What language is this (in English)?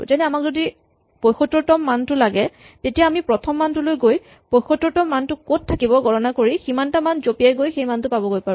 Assamese